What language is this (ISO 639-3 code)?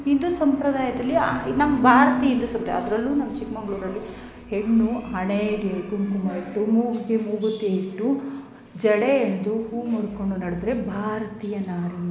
kan